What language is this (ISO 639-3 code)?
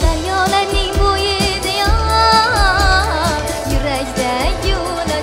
tur